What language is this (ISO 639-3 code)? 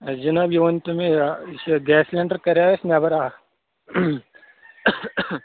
kas